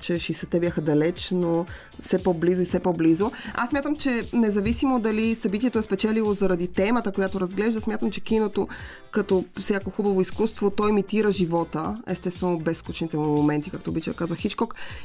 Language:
Bulgarian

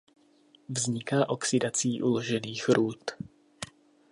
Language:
Czech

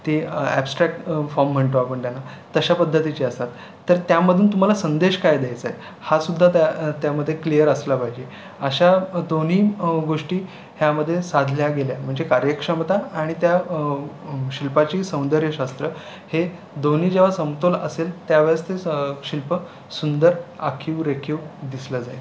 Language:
Marathi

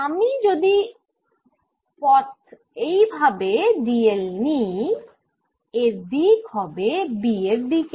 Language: Bangla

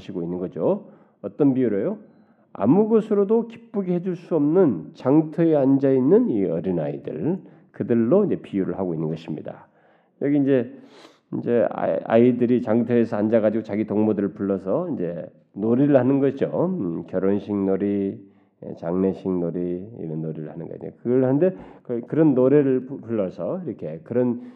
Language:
Korean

